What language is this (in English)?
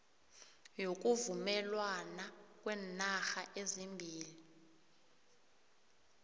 South Ndebele